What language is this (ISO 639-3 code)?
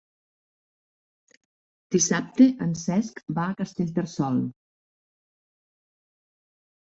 cat